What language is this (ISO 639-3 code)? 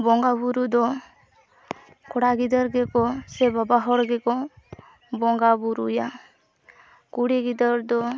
sat